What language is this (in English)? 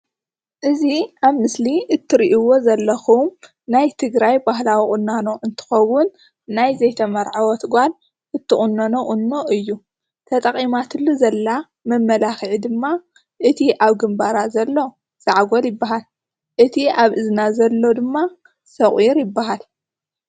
Tigrinya